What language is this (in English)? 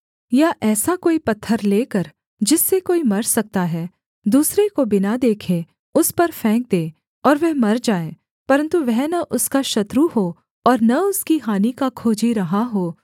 Hindi